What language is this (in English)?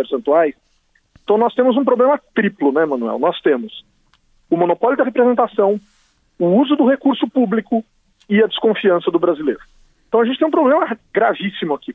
Portuguese